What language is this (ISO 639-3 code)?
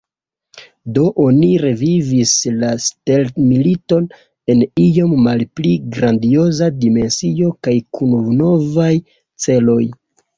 epo